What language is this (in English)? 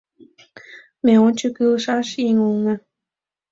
Mari